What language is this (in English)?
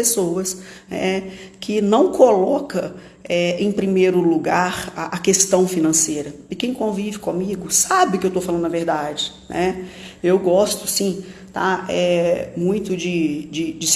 Portuguese